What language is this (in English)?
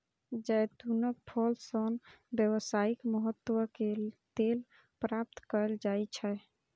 Maithili